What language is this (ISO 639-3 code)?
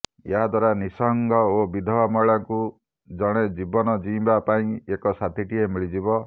ori